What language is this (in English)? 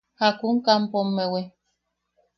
Yaqui